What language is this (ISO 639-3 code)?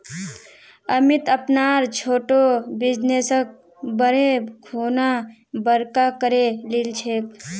mag